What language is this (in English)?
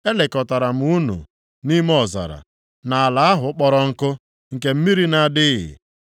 Igbo